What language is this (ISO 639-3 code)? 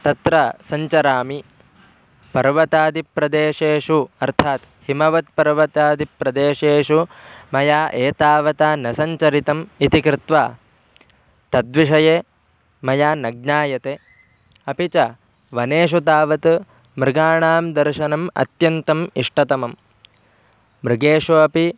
san